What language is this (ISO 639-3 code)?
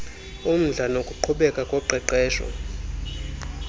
xho